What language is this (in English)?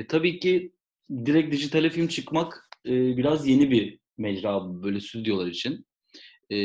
Turkish